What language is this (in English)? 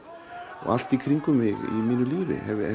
Icelandic